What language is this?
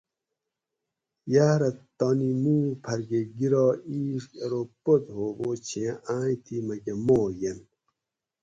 Gawri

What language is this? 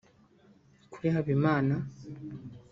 Kinyarwanda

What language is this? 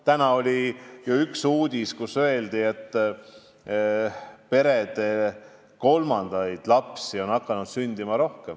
Estonian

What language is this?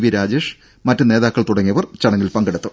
Malayalam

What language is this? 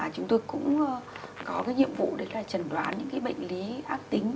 Vietnamese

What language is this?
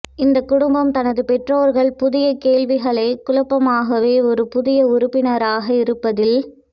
Tamil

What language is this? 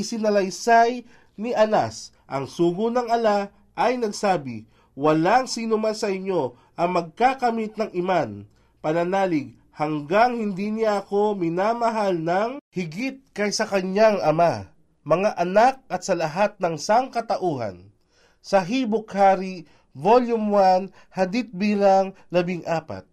Filipino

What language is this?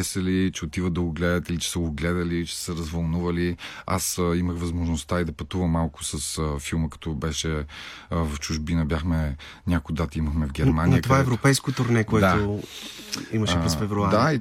Bulgarian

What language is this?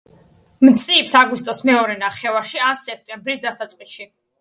Georgian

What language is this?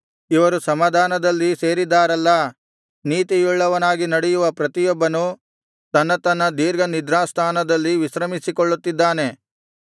Kannada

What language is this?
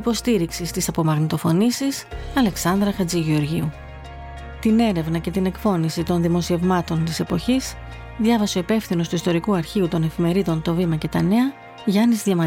Greek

